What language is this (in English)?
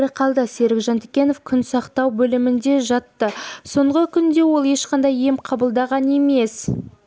Kazakh